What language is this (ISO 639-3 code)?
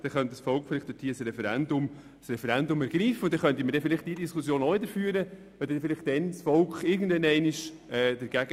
gsw